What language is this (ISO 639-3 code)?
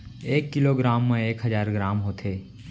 hne